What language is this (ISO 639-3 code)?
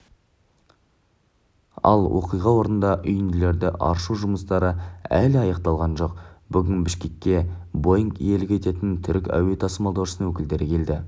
kaz